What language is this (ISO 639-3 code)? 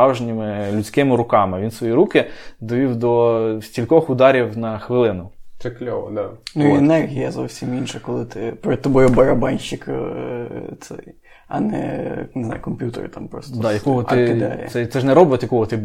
ukr